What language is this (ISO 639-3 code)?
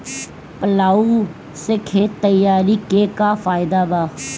bho